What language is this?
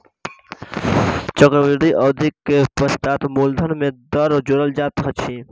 Maithili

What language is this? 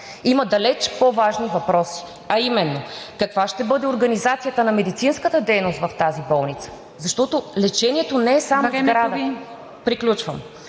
Bulgarian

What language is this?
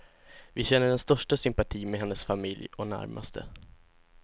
Swedish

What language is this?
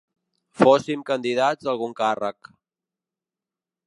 Catalan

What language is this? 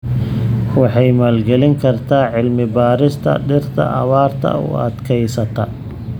Somali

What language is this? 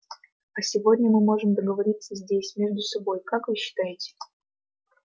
Russian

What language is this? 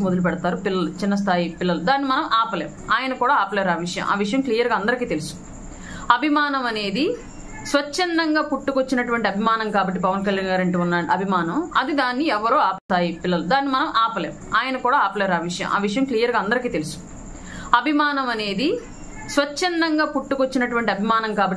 Telugu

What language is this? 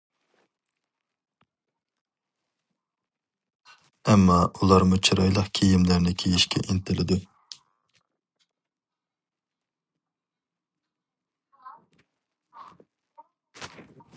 Uyghur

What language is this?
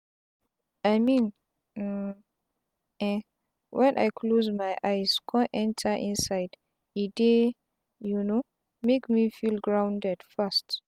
Nigerian Pidgin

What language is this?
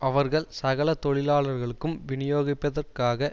Tamil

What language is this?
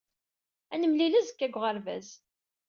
Kabyle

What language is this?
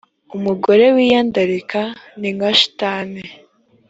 Kinyarwanda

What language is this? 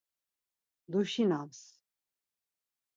Laz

